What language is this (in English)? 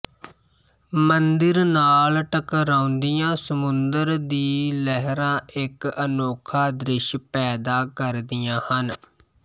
Punjabi